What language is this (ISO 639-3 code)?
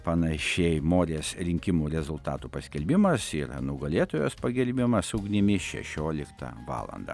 lit